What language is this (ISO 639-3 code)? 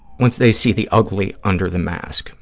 eng